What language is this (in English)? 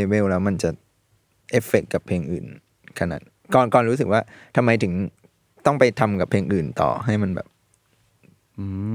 Thai